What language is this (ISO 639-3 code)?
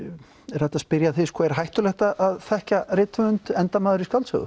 isl